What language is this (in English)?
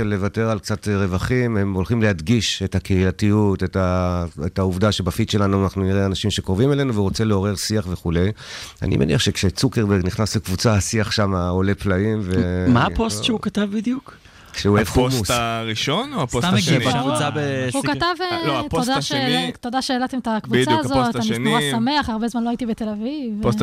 Hebrew